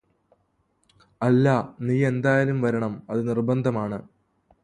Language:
Malayalam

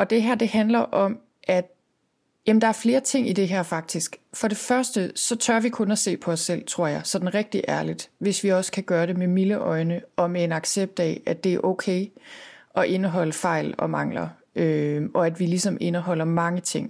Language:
Danish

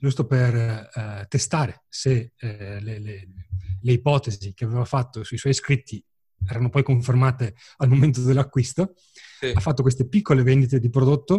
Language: Italian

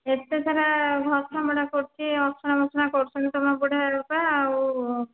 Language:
Odia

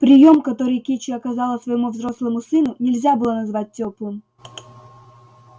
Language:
Russian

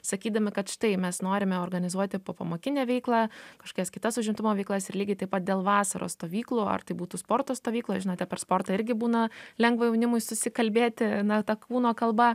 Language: Lithuanian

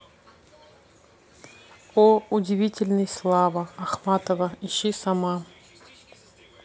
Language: Russian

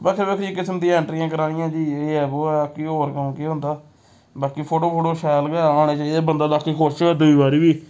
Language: Dogri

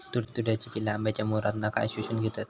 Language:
Marathi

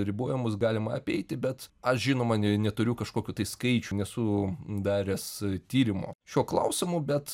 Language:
Lithuanian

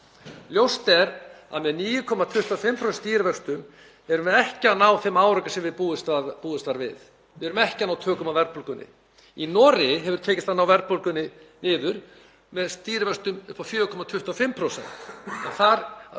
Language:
Icelandic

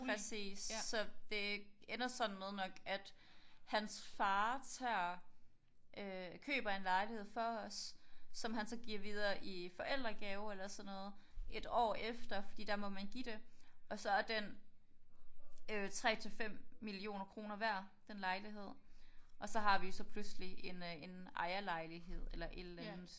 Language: Danish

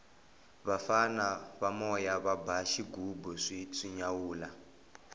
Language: Tsonga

